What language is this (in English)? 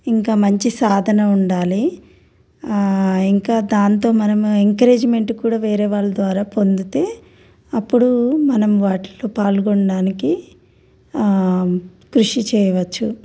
Telugu